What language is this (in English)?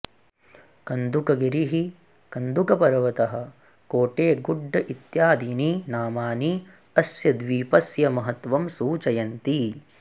Sanskrit